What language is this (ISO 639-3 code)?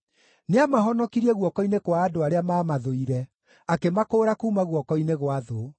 kik